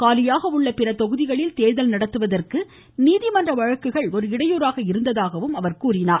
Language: Tamil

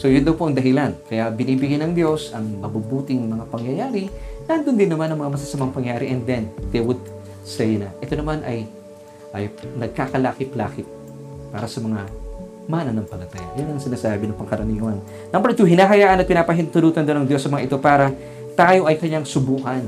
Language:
Filipino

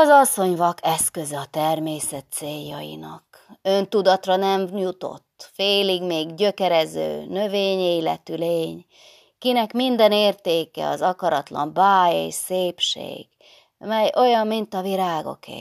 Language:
Hungarian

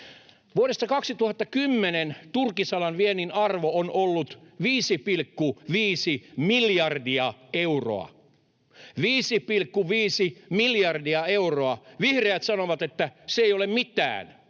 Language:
Finnish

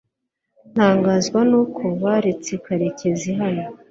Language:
Kinyarwanda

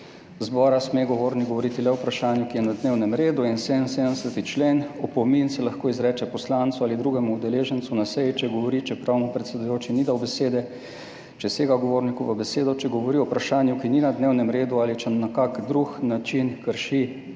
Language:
Slovenian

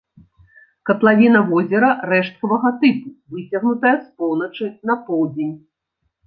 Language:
Belarusian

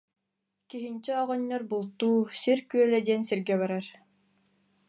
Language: Yakut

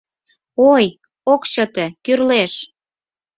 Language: Mari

